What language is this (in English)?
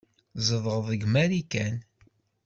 Kabyle